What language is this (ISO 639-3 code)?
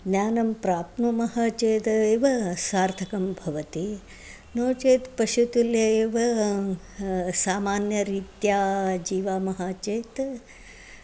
san